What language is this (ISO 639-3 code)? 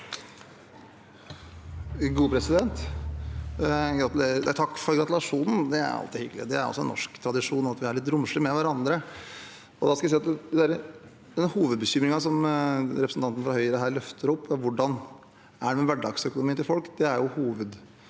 nor